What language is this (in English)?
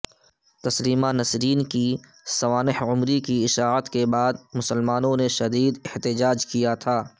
Urdu